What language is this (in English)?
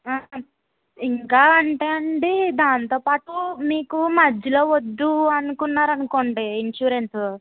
Telugu